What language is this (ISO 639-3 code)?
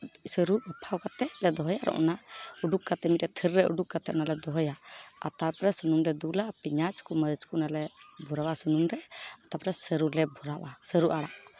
sat